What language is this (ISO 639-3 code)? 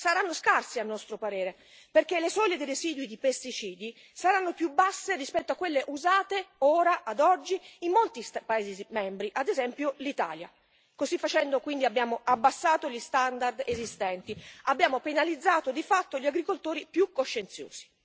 ita